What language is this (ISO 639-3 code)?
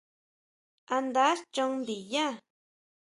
mau